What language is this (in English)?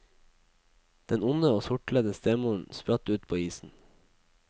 Norwegian